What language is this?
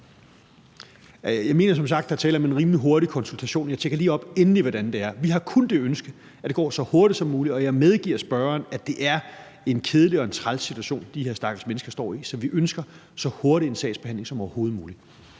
Danish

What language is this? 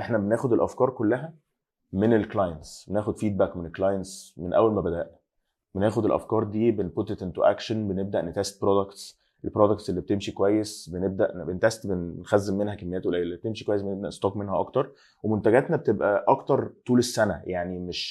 Arabic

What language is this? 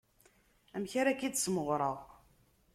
Kabyle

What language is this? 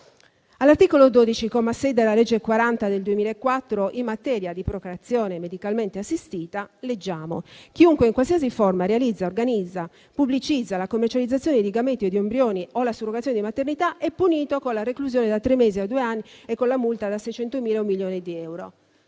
Italian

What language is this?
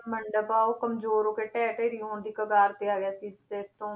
Punjabi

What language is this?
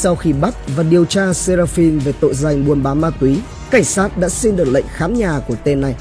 Vietnamese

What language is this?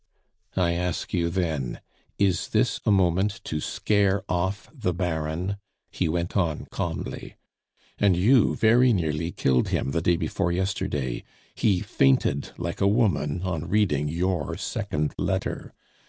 English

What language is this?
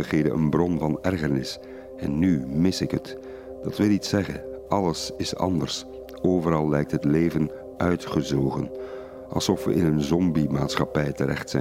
Dutch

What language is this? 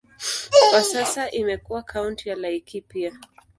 Swahili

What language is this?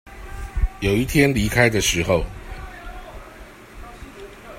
Chinese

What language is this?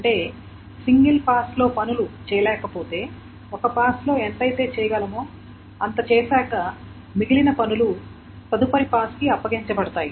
Telugu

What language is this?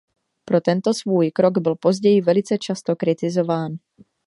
Czech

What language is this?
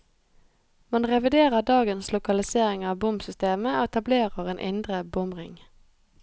Norwegian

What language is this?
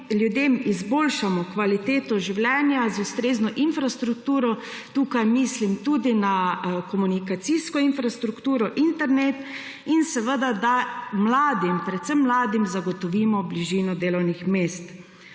Slovenian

